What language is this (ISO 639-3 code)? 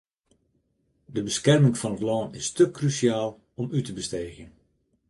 fry